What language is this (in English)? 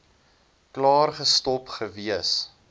Afrikaans